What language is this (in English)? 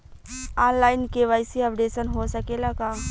Bhojpuri